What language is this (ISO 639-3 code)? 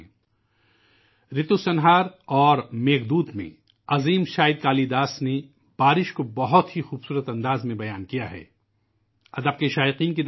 urd